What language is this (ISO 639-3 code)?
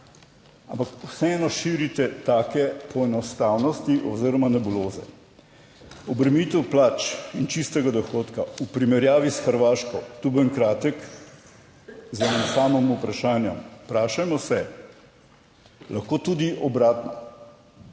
slv